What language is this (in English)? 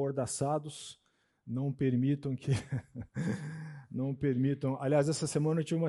Portuguese